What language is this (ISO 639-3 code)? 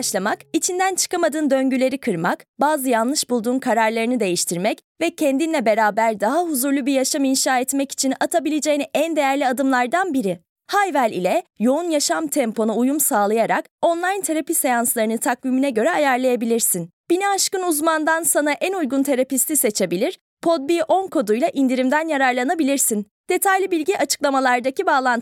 tur